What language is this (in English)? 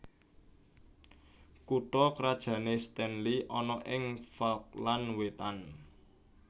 Javanese